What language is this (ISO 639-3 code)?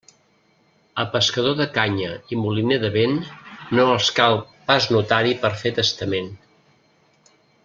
cat